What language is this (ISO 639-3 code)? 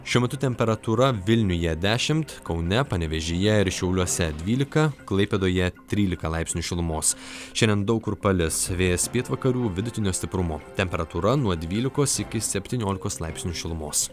lit